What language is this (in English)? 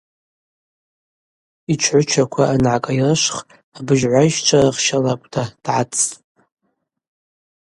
Abaza